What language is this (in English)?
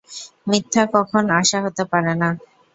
Bangla